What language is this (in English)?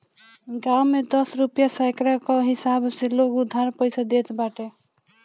Bhojpuri